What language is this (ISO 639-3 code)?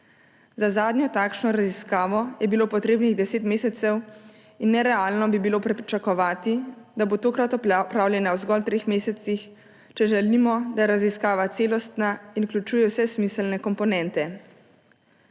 slv